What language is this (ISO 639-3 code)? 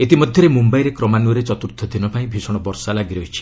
ori